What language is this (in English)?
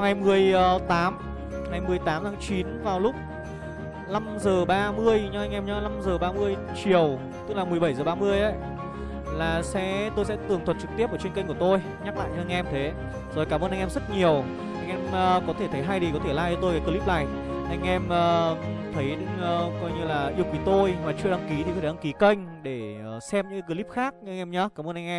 Vietnamese